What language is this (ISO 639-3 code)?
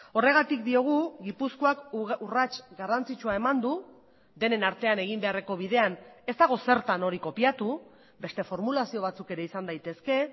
eus